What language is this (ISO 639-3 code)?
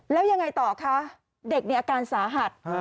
tha